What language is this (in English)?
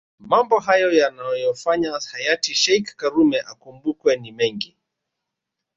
Swahili